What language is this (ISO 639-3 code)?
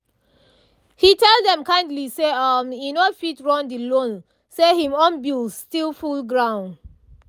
pcm